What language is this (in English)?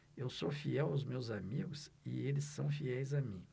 Portuguese